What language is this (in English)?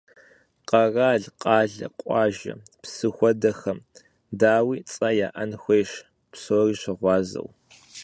Kabardian